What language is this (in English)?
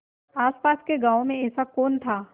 Hindi